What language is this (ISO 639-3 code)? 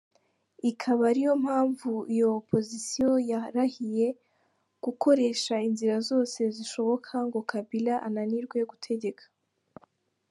kin